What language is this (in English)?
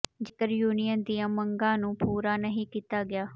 Punjabi